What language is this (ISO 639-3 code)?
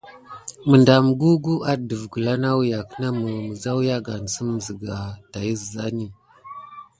gid